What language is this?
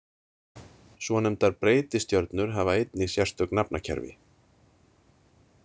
Icelandic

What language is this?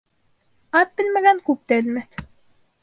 Bashkir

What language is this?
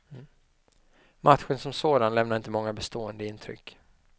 Swedish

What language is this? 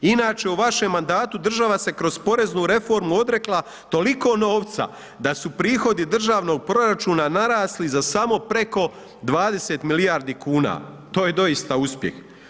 Croatian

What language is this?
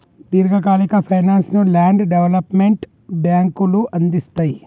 Telugu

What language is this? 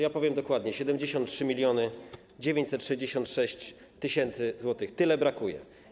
Polish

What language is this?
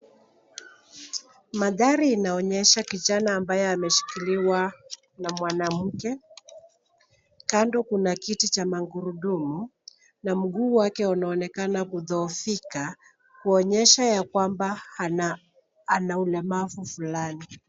Swahili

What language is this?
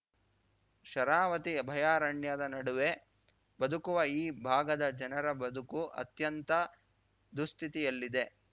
Kannada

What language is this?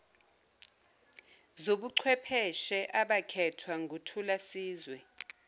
Zulu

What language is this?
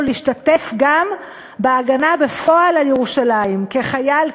Hebrew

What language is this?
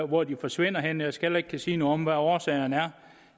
Danish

